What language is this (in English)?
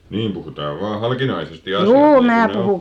Finnish